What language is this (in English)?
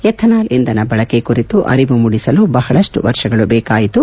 Kannada